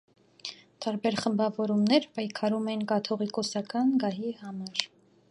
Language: Armenian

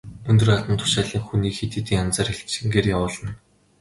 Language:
Mongolian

